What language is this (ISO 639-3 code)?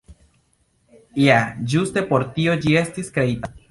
epo